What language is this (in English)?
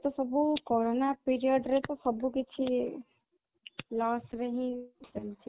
Odia